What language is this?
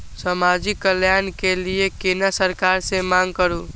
Maithili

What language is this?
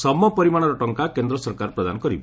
Odia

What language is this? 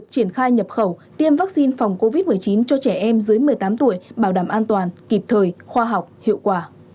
Vietnamese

